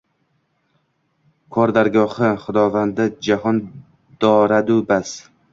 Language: Uzbek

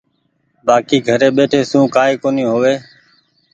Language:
Goaria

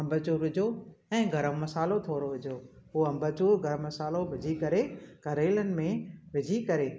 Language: Sindhi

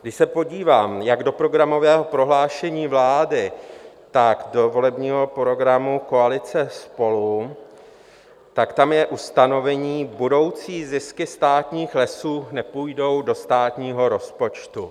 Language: Czech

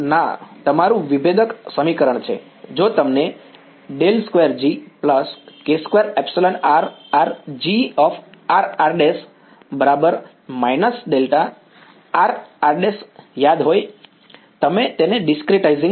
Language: Gujarati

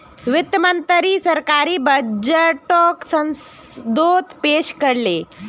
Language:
Magahi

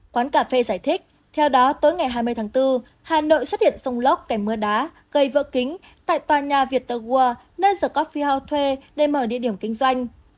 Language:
Vietnamese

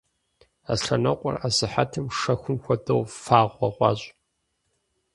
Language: Kabardian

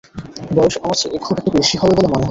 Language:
Bangla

